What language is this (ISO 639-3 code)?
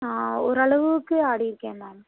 tam